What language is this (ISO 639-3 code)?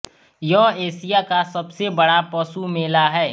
hin